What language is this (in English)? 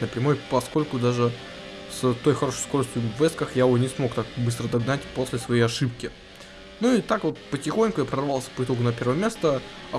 Russian